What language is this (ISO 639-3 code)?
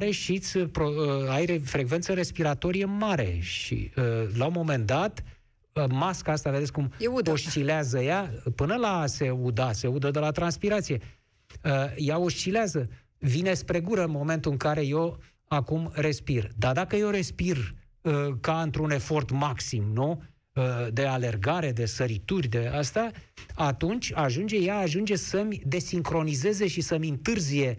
ron